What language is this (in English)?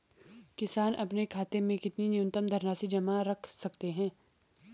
Hindi